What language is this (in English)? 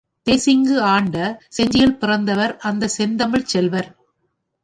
Tamil